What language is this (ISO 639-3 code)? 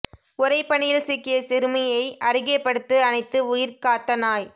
tam